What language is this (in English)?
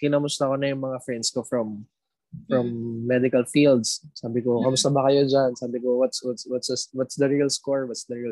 Filipino